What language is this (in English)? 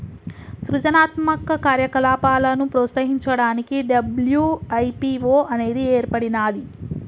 Telugu